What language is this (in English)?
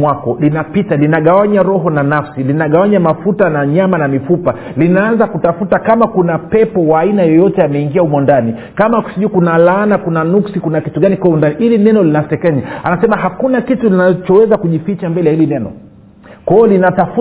Swahili